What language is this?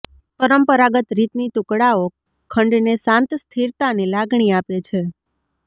Gujarati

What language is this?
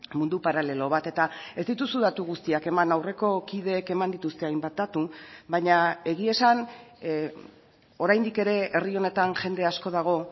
Basque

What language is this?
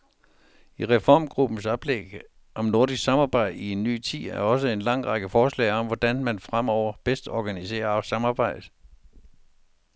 Danish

